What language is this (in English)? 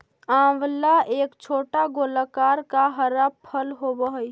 Magahi